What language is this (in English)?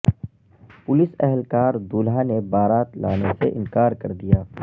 Urdu